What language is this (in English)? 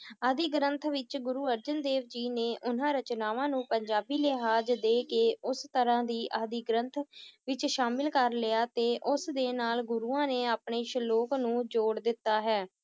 Punjabi